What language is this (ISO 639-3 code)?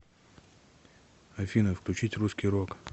rus